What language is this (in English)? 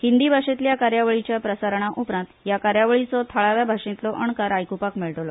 Konkani